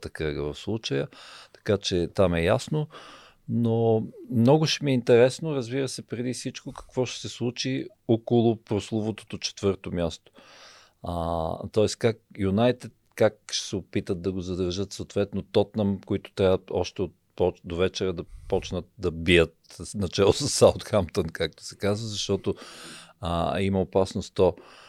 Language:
Bulgarian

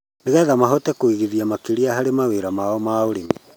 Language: Kikuyu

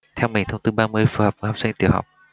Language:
Vietnamese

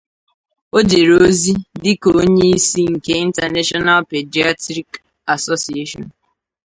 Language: Igbo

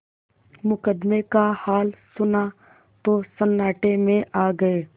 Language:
Hindi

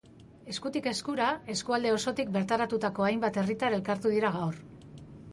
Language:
Basque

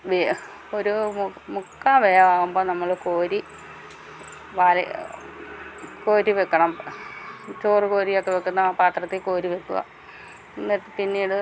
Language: Malayalam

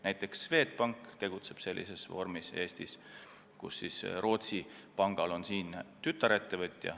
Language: Estonian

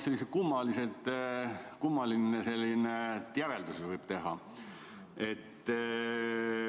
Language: Estonian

